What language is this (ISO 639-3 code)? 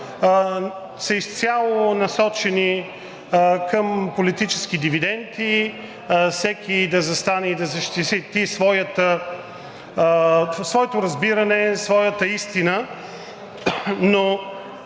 bul